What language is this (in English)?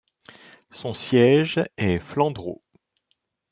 French